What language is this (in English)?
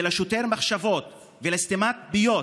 Hebrew